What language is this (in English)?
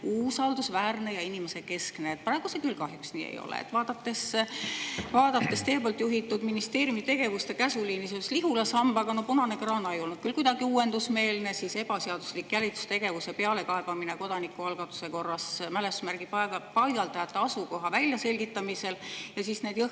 Estonian